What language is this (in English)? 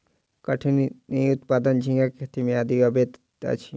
Maithili